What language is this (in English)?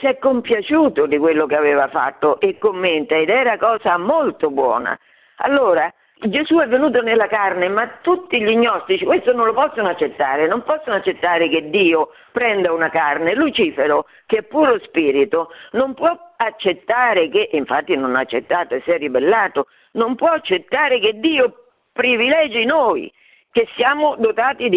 Italian